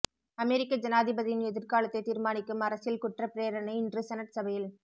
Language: Tamil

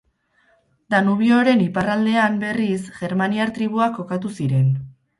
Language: Basque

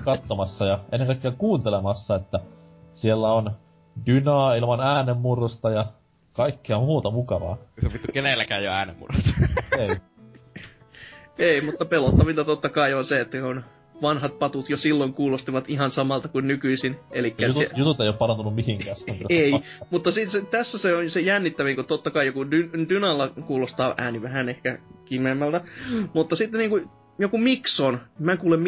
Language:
Finnish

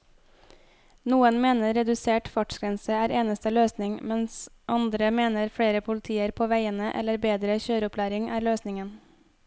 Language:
Norwegian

